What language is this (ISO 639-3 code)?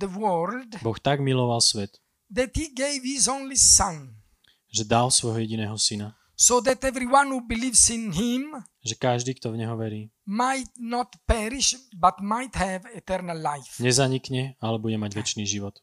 slk